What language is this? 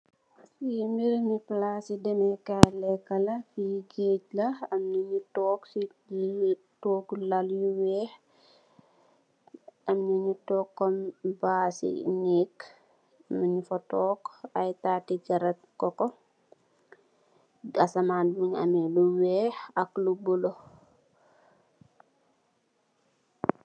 Wolof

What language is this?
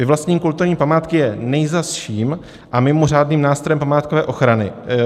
Czech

